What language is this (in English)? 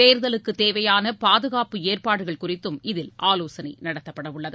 Tamil